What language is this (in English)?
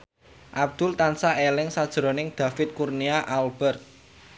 Javanese